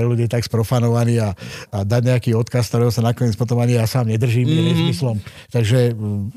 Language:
Slovak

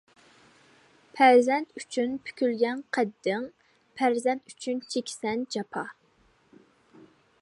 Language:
Uyghur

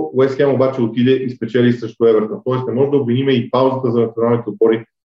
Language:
Bulgarian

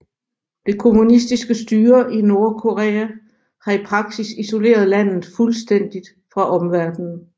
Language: Danish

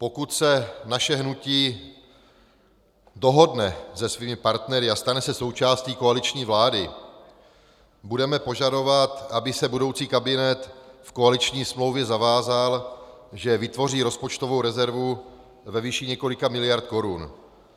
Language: Czech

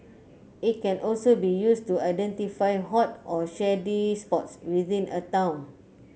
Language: English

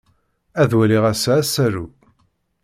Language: Kabyle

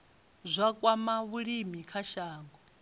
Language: Venda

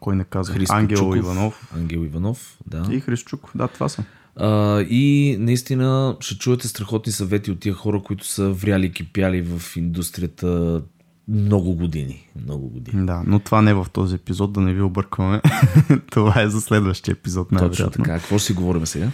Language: Bulgarian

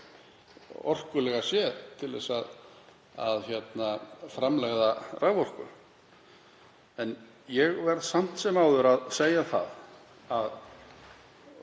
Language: Icelandic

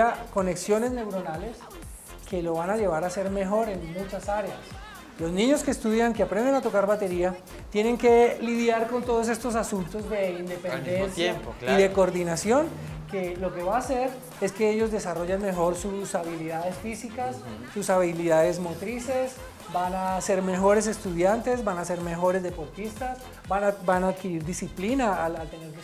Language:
Spanish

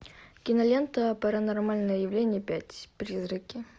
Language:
Russian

